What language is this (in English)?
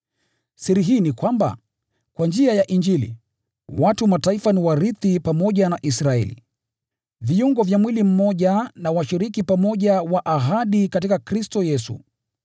Swahili